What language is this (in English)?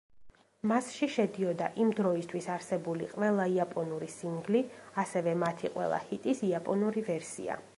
Georgian